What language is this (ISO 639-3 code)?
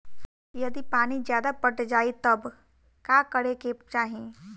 bho